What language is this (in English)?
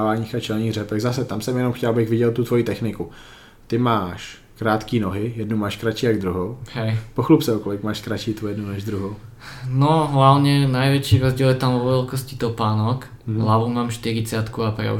Czech